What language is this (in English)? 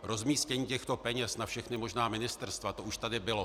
Czech